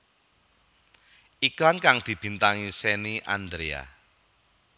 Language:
Javanese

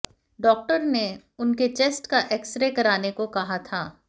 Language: Hindi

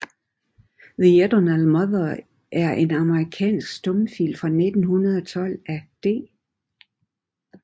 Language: Danish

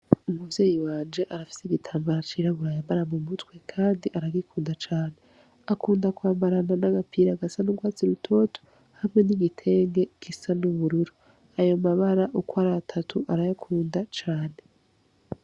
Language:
Rundi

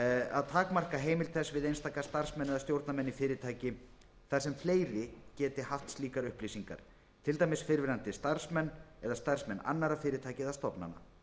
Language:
Icelandic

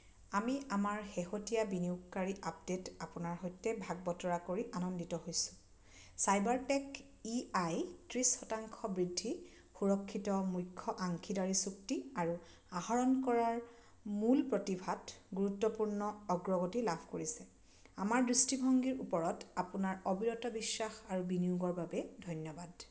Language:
Assamese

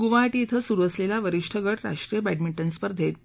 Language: Marathi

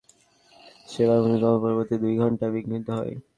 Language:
Bangla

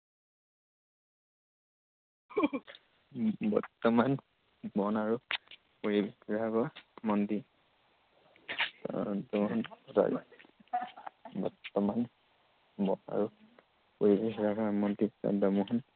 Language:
Assamese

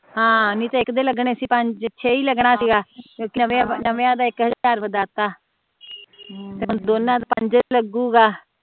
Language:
Punjabi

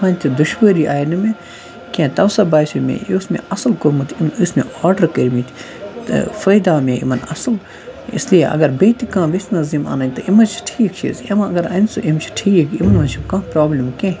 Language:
Kashmiri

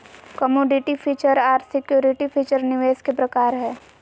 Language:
Magahi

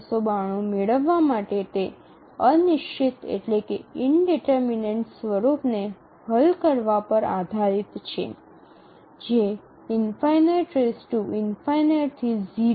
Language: Gujarati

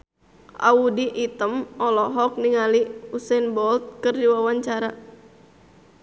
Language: Sundanese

